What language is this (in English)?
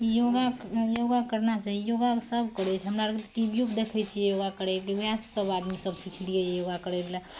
Maithili